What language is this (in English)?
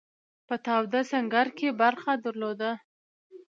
Pashto